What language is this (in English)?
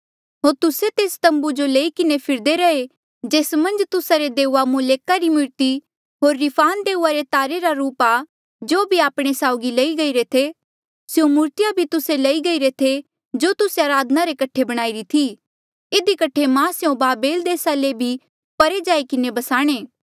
Mandeali